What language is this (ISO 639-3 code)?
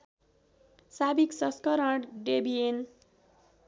nep